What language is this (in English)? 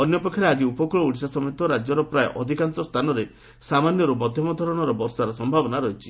Odia